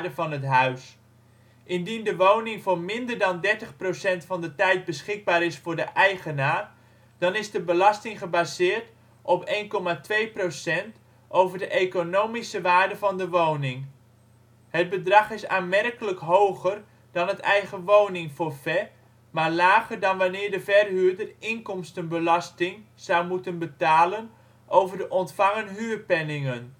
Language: Dutch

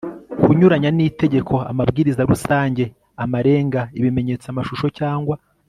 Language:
Kinyarwanda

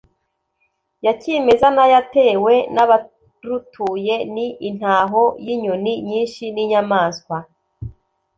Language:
Kinyarwanda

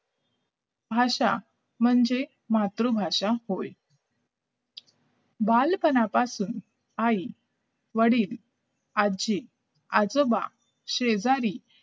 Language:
Marathi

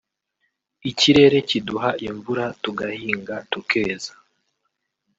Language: Kinyarwanda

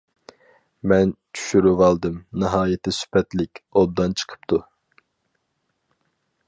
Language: Uyghur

